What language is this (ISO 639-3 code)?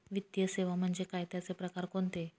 mar